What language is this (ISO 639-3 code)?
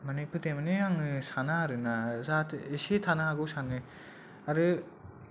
brx